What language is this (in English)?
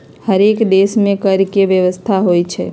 Magahi